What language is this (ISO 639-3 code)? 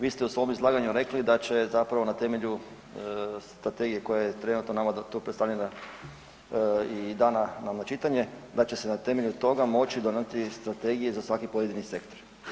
hrv